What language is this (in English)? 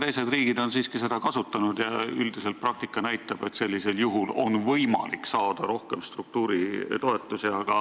Estonian